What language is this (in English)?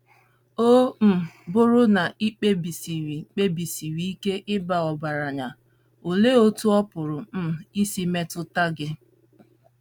Igbo